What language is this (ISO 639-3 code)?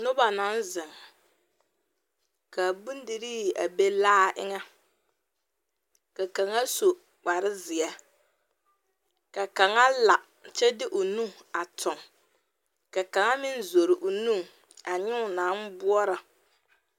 dga